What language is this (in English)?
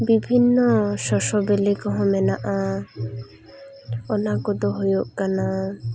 Santali